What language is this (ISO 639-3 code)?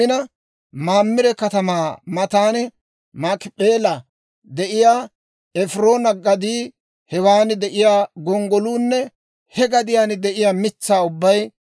dwr